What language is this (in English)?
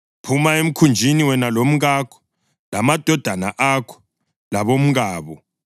North Ndebele